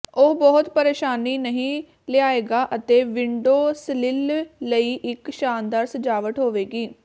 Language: Punjabi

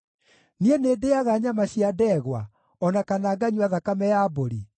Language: Kikuyu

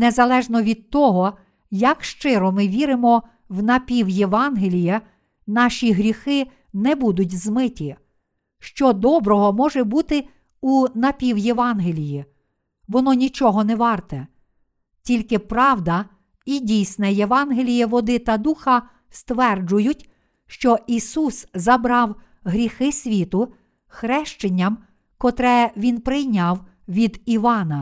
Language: Ukrainian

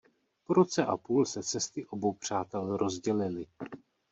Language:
Czech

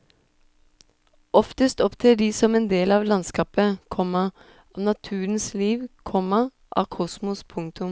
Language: Norwegian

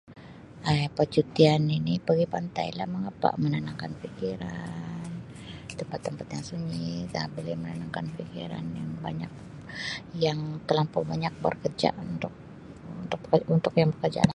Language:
Sabah Malay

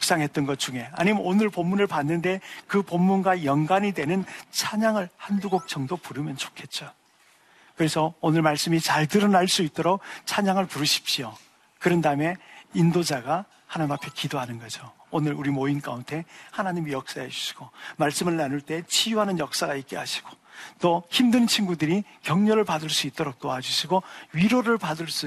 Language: Korean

